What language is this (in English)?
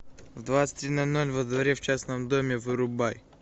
Russian